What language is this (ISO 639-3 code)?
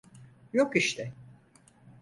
tur